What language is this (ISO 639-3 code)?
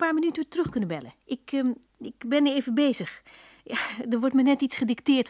nld